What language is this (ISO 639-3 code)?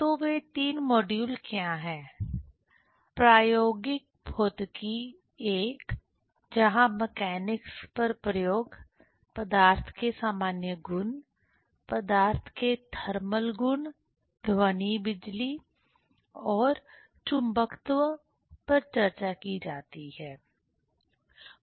hin